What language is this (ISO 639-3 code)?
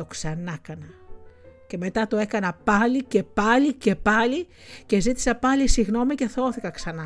ell